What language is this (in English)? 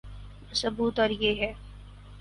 Urdu